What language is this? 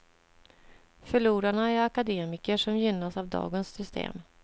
Swedish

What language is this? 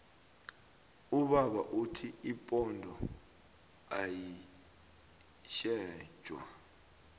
South Ndebele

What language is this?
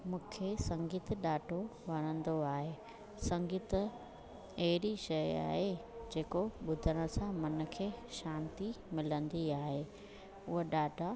Sindhi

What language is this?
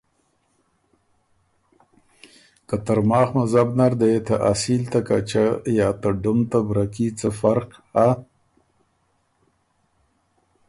Ormuri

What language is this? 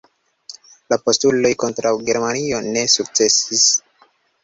Esperanto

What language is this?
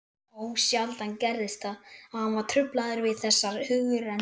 Icelandic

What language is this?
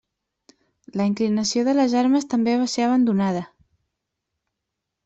Catalan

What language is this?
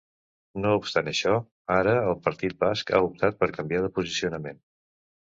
Catalan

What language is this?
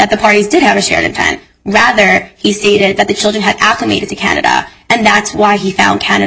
English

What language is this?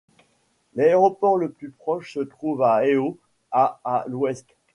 French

